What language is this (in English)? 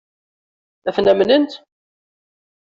Kabyle